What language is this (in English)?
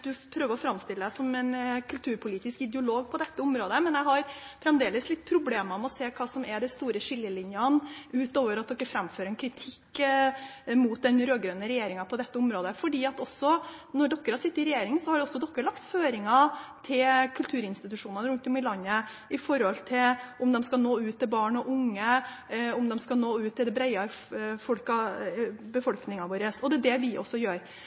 Norwegian Bokmål